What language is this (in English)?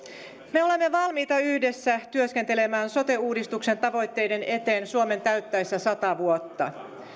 Finnish